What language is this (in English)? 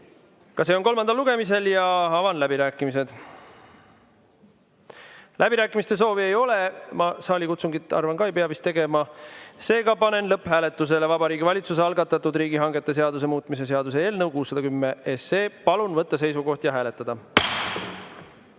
Estonian